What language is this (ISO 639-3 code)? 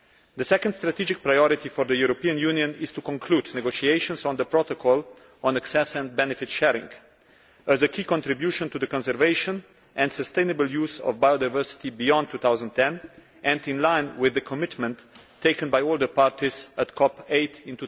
eng